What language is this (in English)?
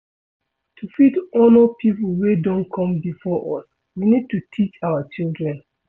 Nigerian Pidgin